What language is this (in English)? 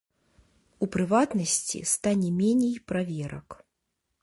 Belarusian